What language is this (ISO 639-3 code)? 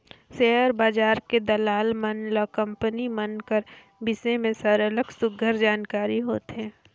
hne